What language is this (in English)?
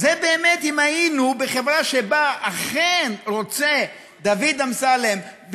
Hebrew